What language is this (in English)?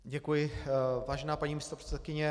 Czech